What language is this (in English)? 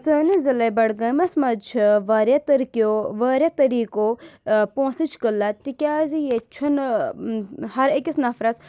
Kashmiri